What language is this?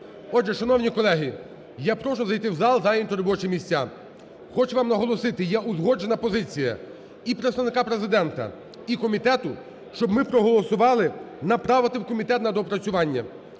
Ukrainian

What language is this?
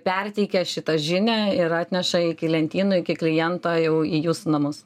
Lithuanian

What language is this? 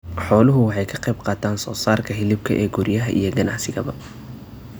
Somali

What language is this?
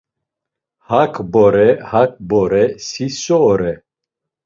Laz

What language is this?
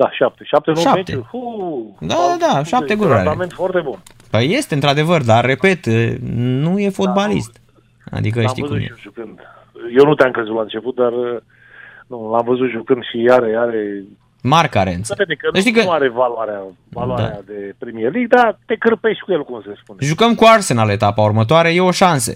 Romanian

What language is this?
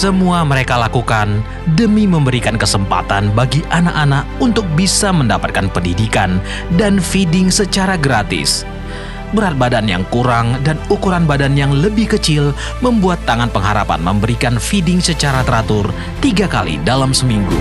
Indonesian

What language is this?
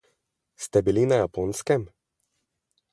Slovenian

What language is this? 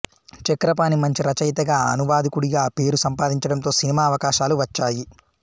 Telugu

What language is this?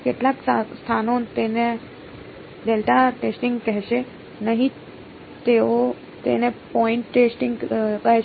Gujarati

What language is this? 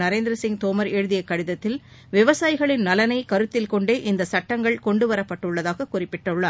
Tamil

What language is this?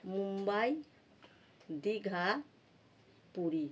Bangla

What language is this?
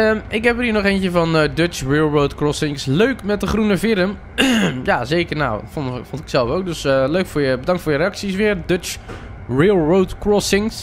Dutch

